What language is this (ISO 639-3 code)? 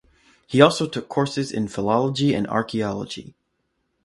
eng